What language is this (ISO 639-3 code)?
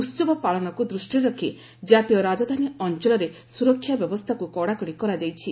ori